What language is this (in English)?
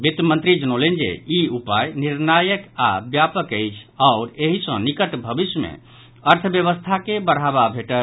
Maithili